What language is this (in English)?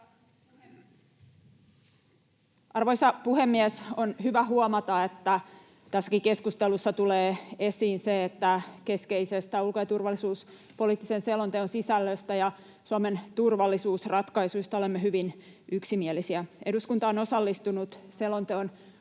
Finnish